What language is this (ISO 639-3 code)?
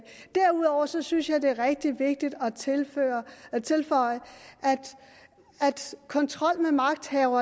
dan